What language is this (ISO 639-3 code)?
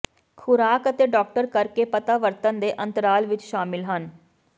pan